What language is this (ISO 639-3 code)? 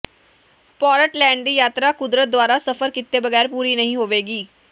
pan